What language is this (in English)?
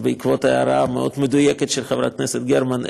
Hebrew